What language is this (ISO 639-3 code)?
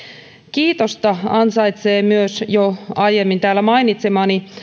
fin